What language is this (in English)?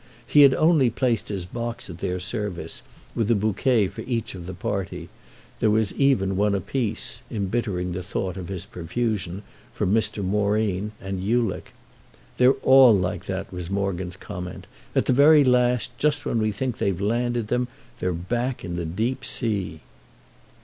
English